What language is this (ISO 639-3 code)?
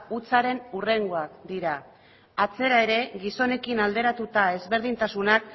eus